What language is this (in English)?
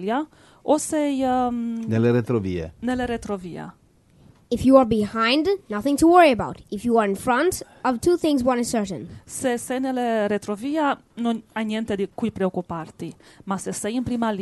Italian